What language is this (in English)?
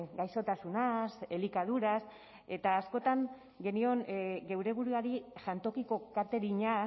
Basque